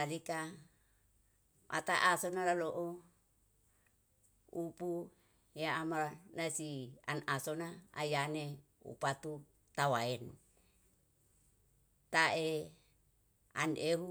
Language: Yalahatan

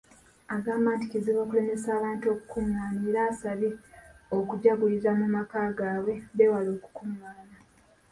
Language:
Ganda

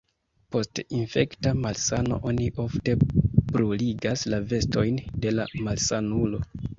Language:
Esperanto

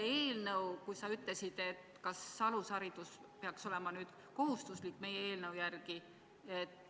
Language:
Estonian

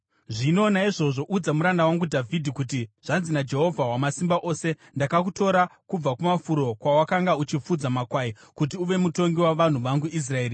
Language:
Shona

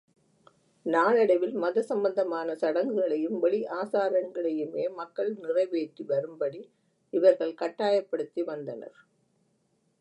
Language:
Tamil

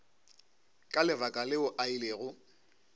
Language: Northern Sotho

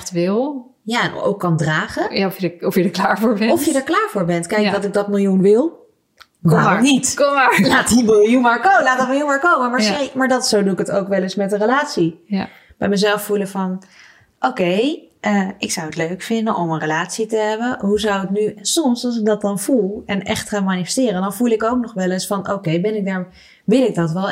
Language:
Dutch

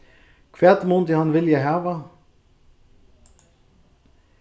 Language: Faroese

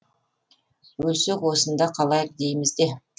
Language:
Kazakh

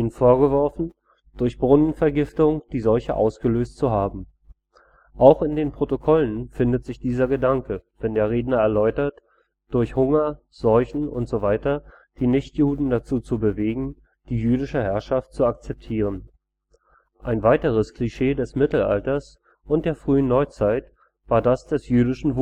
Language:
German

